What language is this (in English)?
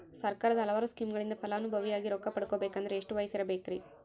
Kannada